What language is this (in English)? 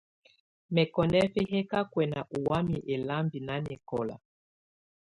Tunen